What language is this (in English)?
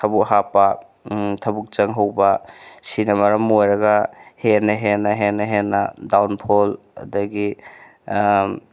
Manipuri